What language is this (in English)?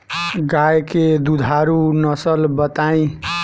Bhojpuri